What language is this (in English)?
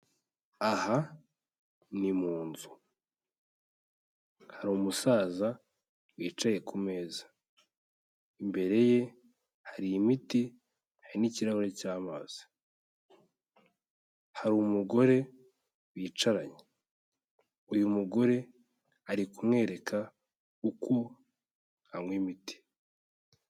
Kinyarwanda